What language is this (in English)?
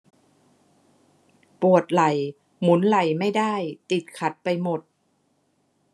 Thai